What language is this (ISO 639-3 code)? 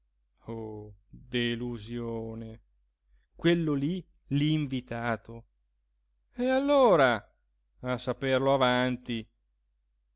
ita